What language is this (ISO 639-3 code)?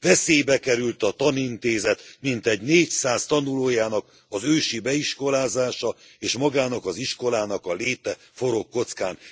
hun